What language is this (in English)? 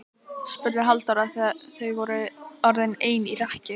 Icelandic